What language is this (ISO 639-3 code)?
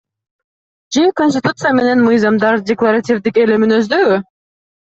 kir